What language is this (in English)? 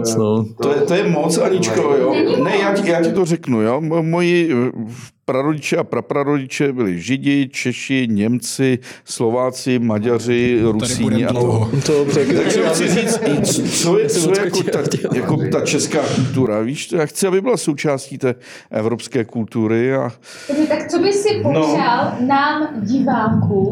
Czech